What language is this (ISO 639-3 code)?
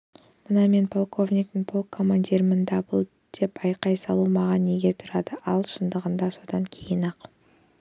kaz